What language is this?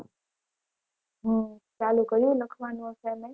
Gujarati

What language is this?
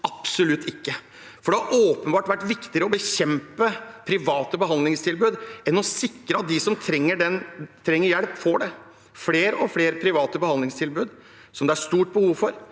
Norwegian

